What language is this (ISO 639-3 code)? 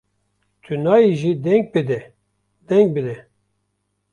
kur